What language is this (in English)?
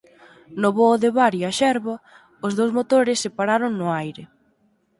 Galician